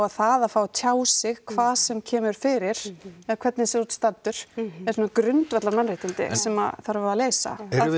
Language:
Icelandic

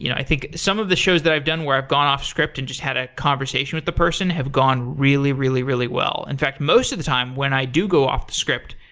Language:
English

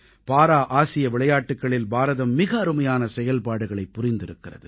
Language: Tamil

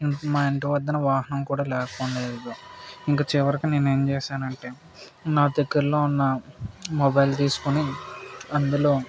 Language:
Telugu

